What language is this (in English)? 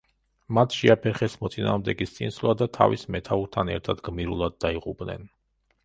Georgian